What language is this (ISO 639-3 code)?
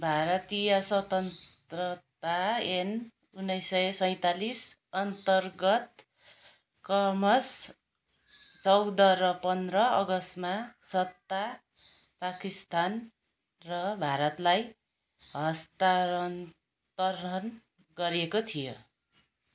nep